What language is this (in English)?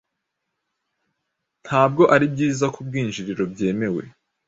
Kinyarwanda